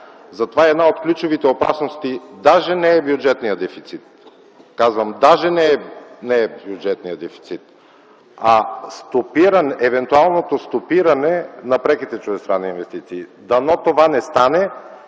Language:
Bulgarian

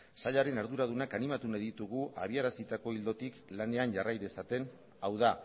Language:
Basque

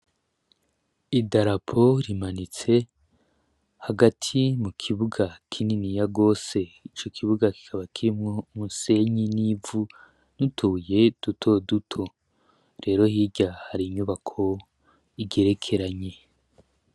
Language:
Rundi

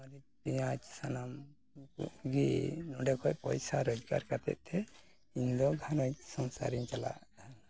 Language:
Santali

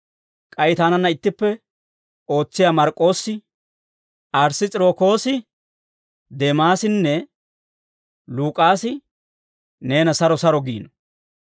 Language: Dawro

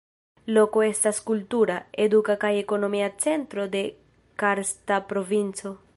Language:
Esperanto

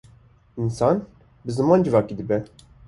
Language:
Kurdish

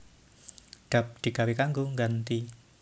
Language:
Javanese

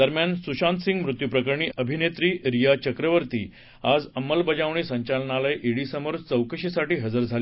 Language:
Marathi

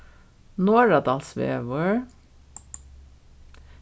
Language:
Faroese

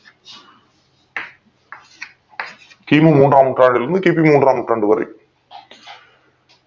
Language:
Tamil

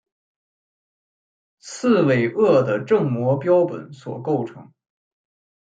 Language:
Chinese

